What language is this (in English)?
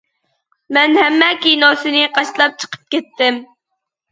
Uyghur